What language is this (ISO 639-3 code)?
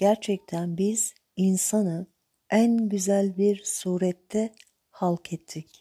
tur